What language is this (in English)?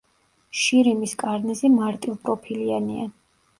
Georgian